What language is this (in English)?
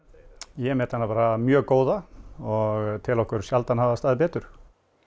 Icelandic